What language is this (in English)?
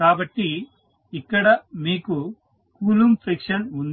Telugu